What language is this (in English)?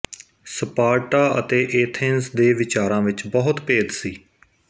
Punjabi